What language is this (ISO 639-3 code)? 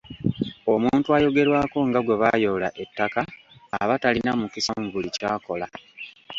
lug